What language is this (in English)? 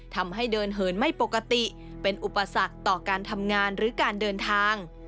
Thai